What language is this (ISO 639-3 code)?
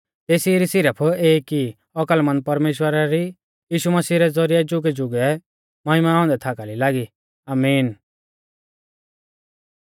bfz